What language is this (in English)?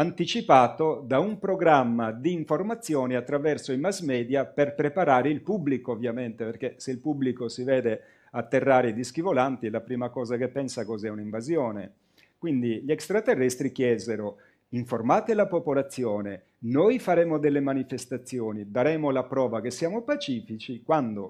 Italian